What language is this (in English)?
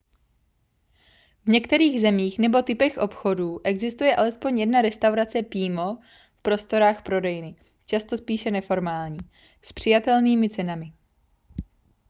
Czech